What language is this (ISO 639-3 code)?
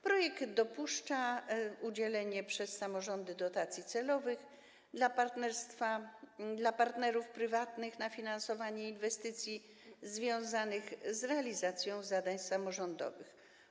pol